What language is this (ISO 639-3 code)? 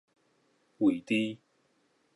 nan